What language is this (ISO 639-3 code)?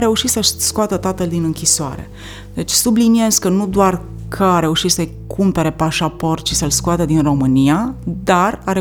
ron